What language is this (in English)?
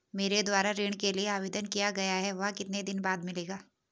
Hindi